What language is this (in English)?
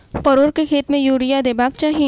Maithili